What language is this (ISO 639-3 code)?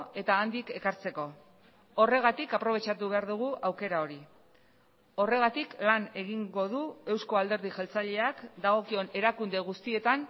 eus